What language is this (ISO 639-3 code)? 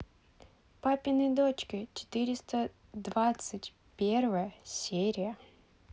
rus